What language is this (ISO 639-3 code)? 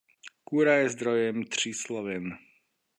ces